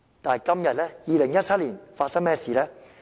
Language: Cantonese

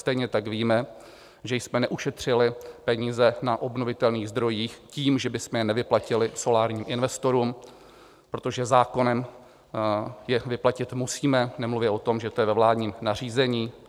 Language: Czech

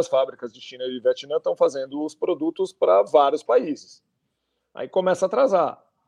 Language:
Portuguese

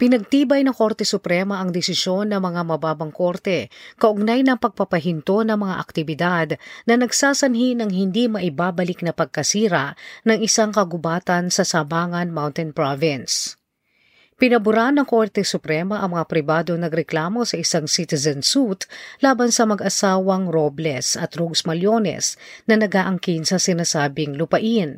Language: Filipino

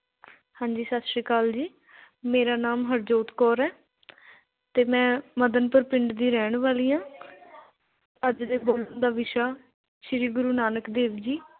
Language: Punjabi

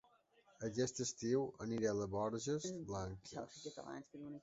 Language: Catalan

